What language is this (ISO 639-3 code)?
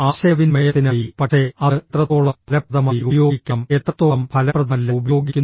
mal